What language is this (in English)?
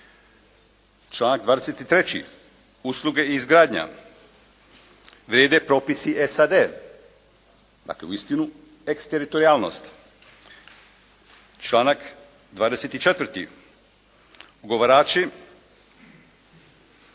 Croatian